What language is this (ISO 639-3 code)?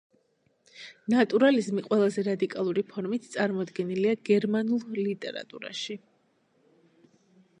kat